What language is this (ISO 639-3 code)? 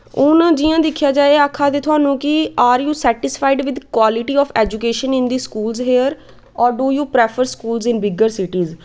doi